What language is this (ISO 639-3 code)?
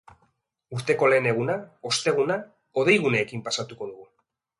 eus